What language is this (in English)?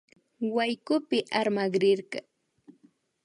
Imbabura Highland Quichua